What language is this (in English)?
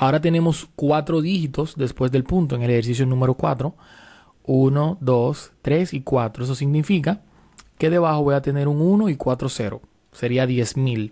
Spanish